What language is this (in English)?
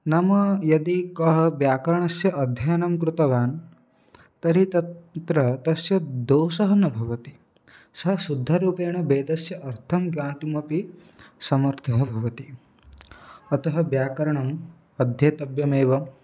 Sanskrit